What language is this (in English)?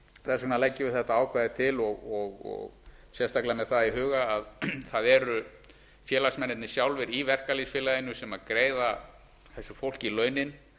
Icelandic